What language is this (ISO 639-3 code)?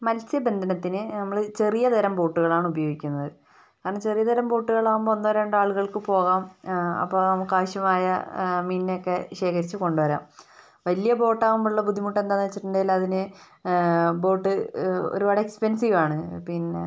mal